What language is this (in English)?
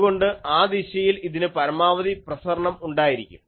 Malayalam